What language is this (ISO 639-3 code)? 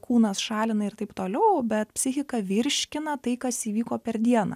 lit